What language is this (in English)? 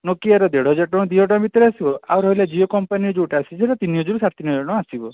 Odia